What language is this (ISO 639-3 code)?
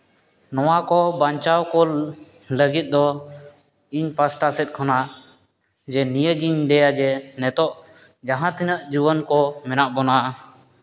sat